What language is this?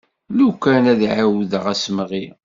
Kabyle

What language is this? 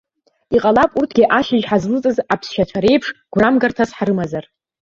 Abkhazian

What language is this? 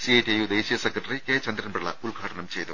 Malayalam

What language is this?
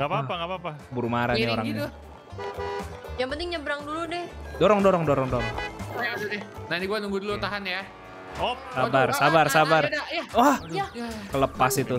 Indonesian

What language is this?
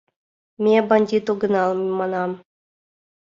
Mari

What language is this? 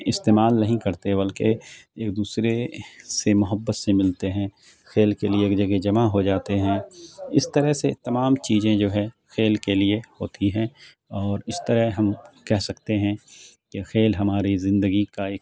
Urdu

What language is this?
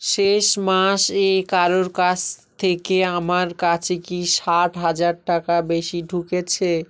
Bangla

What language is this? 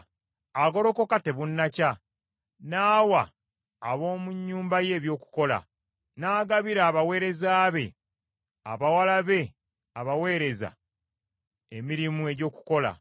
Ganda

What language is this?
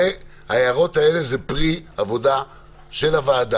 Hebrew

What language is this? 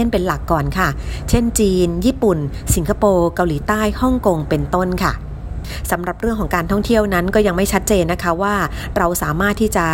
Thai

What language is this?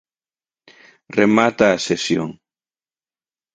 Galician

